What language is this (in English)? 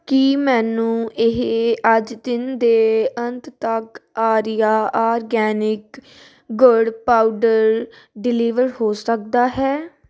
Punjabi